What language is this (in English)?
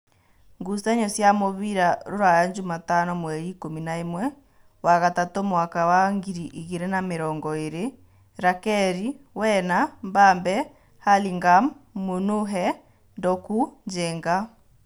Kikuyu